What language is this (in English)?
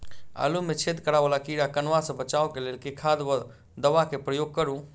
Maithili